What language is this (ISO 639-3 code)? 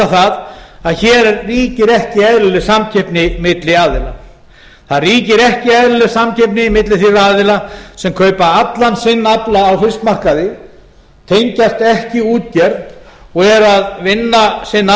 isl